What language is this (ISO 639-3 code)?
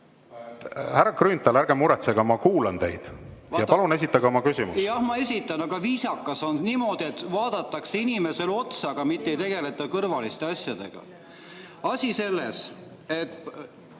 est